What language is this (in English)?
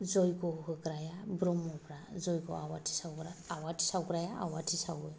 Bodo